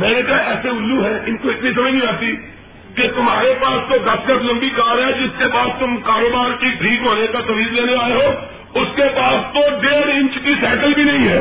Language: Urdu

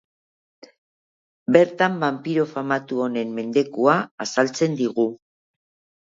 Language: Basque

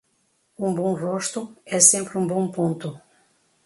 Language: Portuguese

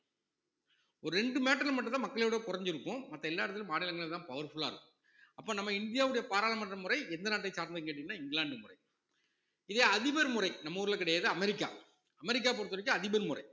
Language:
Tamil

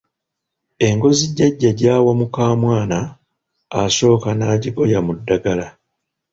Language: Ganda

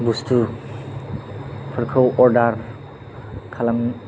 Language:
Bodo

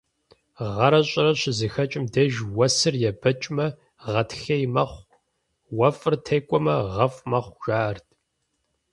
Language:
Kabardian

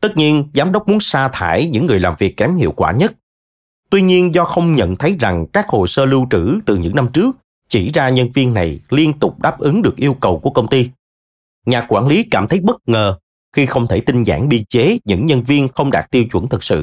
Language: Vietnamese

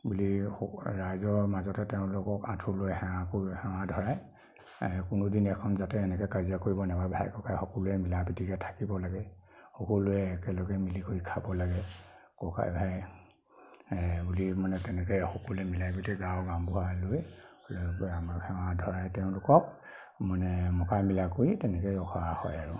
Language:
Assamese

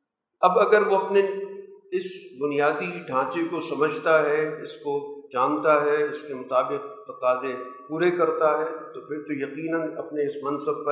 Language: Urdu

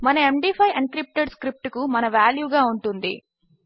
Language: Telugu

